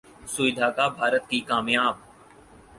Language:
Urdu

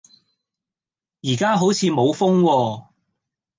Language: Cantonese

